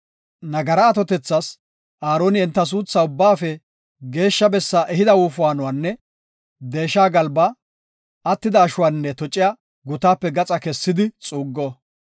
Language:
Gofa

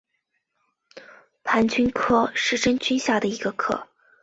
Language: Chinese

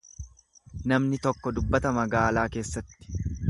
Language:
Oromo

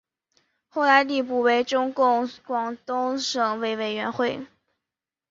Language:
Chinese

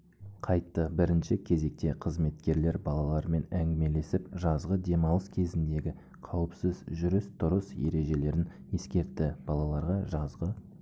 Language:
Kazakh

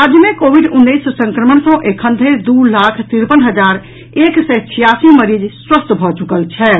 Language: Maithili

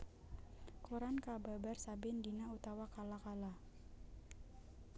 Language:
Javanese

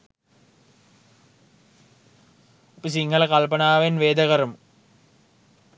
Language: Sinhala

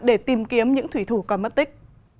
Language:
Vietnamese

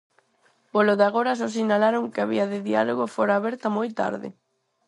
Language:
Galician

